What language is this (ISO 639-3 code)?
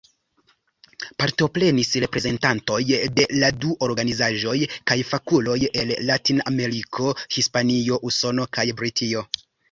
epo